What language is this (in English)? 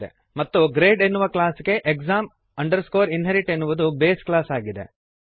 Kannada